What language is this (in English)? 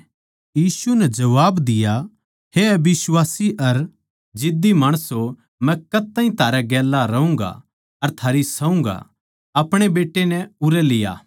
Haryanvi